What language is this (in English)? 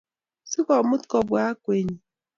Kalenjin